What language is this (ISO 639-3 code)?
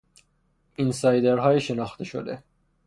fas